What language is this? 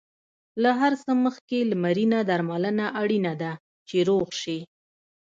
Pashto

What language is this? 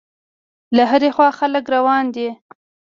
Pashto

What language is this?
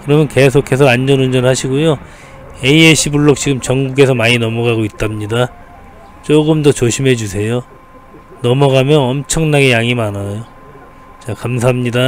Korean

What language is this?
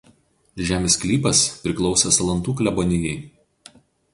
Lithuanian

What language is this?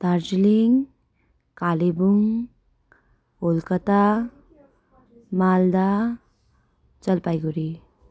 Nepali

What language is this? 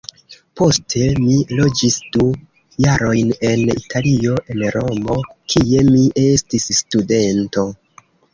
Esperanto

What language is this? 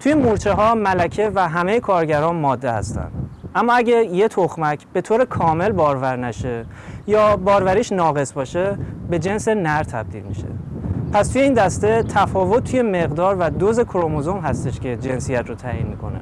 Persian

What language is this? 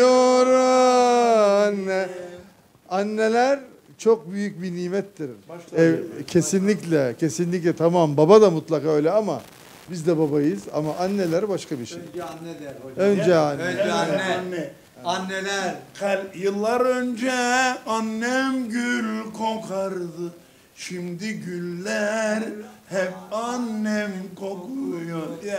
Turkish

